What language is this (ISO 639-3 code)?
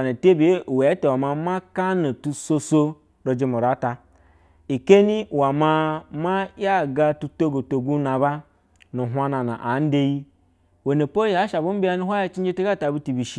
bzw